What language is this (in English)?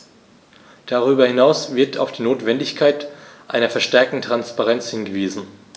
German